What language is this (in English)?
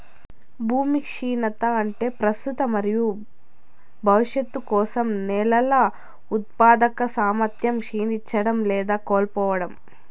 Telugu